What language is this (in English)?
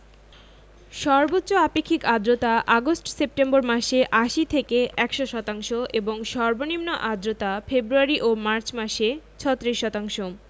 Bangla